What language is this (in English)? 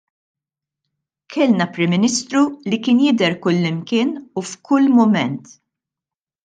Maltese